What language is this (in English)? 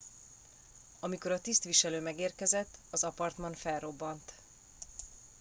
Hungarian